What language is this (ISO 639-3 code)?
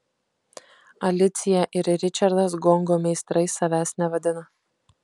lit